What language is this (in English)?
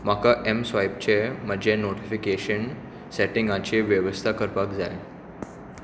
Konkani